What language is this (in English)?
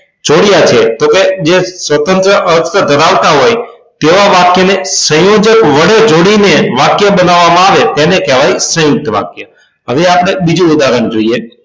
Gujarati